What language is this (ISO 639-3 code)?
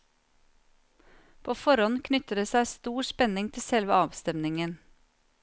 nor